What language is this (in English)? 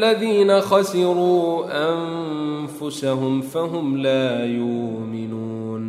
Arabic